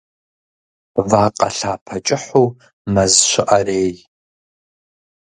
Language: Kabardian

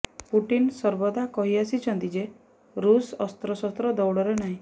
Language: Odia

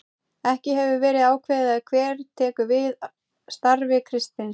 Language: Icelandic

